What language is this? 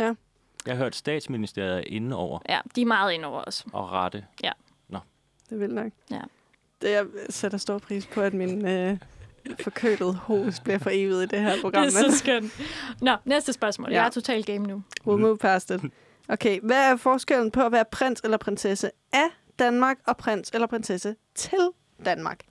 Danish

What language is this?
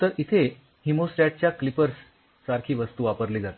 Marathi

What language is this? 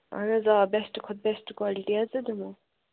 Kashmiri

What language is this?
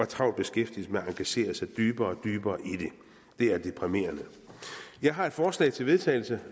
Danish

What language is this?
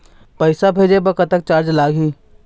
Chhattisgarhi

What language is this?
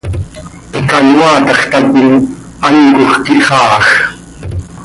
Seri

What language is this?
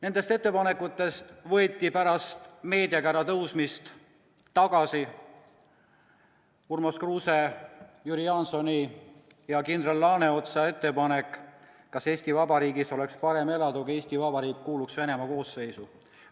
Estonian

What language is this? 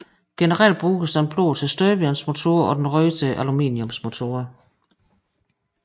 Danish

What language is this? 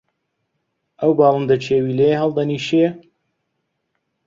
Central Kurdish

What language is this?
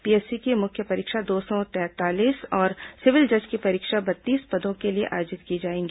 Hindi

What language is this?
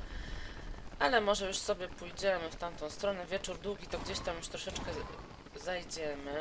Polish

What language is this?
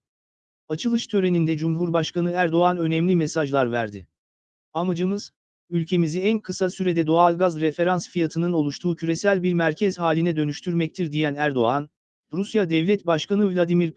Turkish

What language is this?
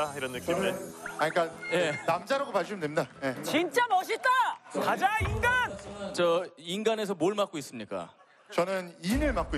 Korean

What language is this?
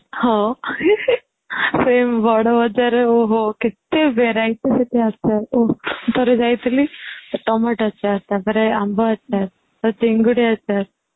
Odia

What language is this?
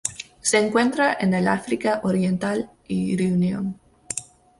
Spanish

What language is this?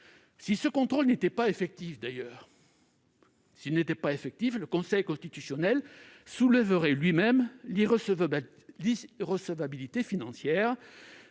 French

